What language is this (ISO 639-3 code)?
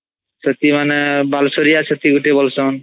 ori